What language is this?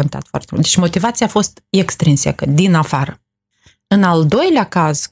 Romanian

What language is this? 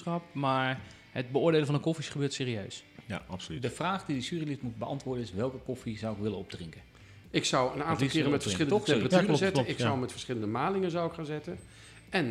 Dutch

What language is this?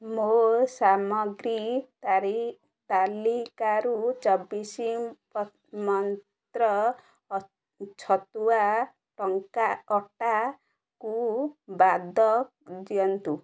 Odia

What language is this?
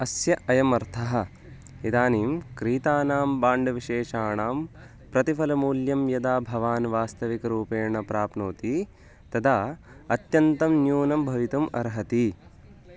Sanskrit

